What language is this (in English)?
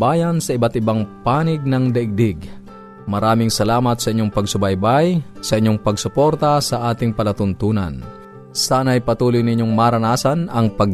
Filipino